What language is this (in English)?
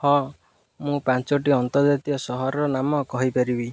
Odia